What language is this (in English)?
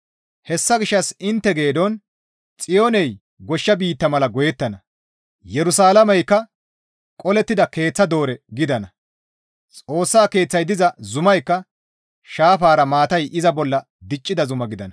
Gamo